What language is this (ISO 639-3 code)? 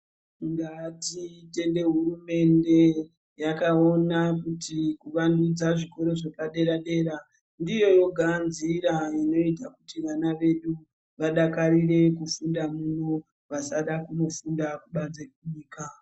ndc